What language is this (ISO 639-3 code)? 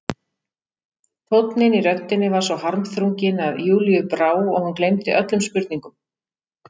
isl